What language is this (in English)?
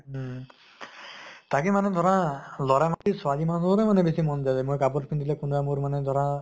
Assamese